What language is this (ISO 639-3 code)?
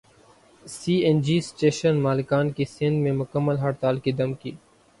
urd